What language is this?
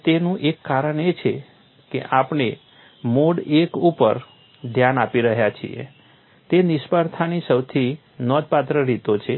Gujarati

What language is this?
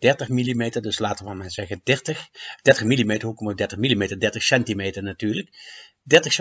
Dutch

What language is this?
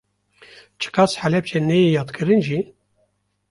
Kurdish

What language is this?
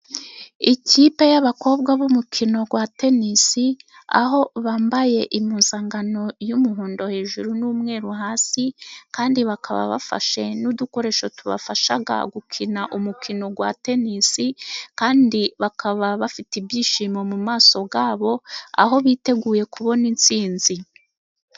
Kinyarwanda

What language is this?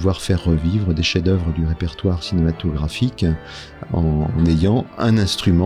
French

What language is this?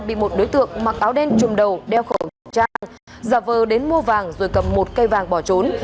Vietnamese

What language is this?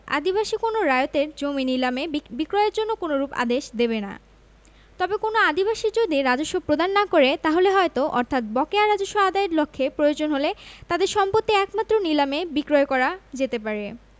Bangla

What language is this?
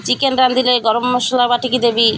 Odia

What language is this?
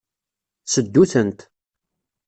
Kabyle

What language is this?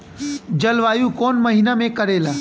Bhojpuri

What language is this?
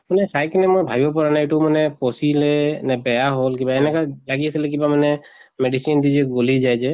Assamese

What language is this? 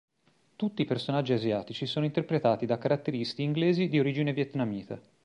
Italian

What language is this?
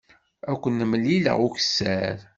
Kabyle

